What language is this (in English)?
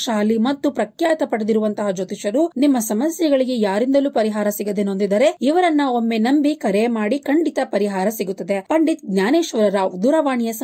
Hindi